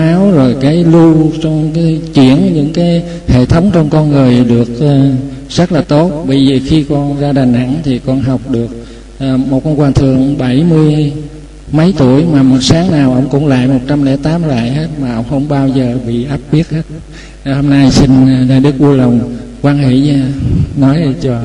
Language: Vietnamese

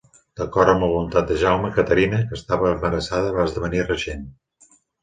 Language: Catalan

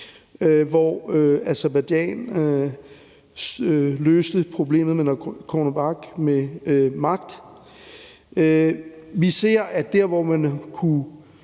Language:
Danish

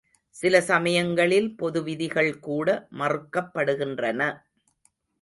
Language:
Tamil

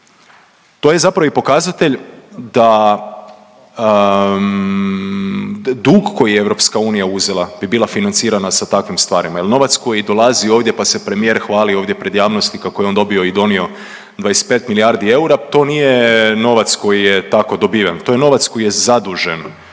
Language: Croatian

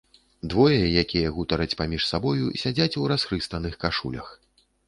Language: Belarusian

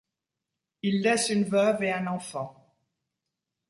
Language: French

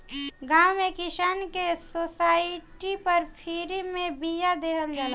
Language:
Bhojpuri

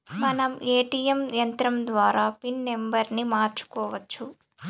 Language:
Telugu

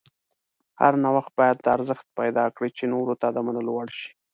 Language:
Pashto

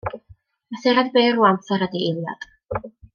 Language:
Welsh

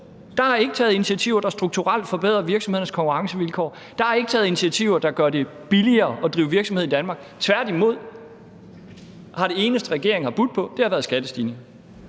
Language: Danish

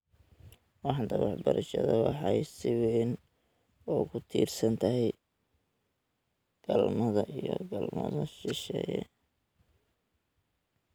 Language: Somali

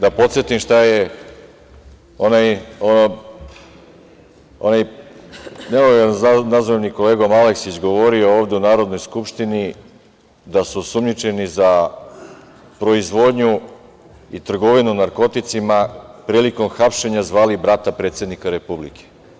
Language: Serbian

